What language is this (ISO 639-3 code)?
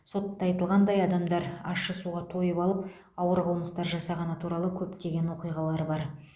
kaz